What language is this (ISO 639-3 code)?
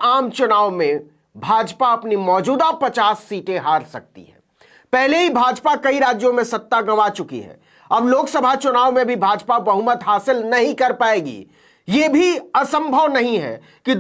hin